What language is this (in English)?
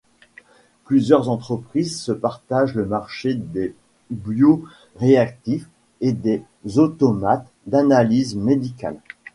French